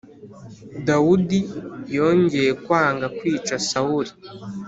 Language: Kinyarwanda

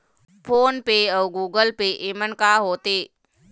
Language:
Chhattisgarhi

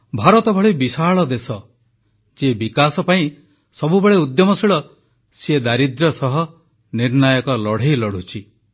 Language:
Odia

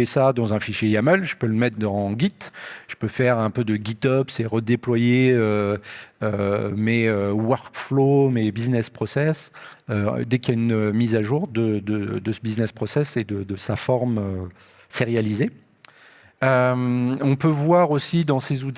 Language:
French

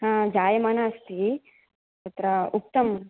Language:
Sanskrit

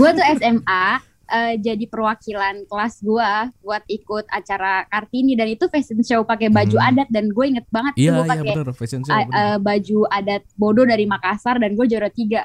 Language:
Indonesian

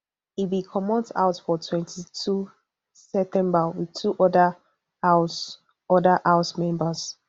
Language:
Nigerian Pidgin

